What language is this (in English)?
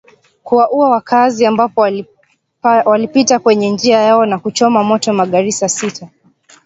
Swahili